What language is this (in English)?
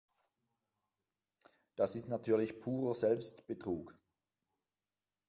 German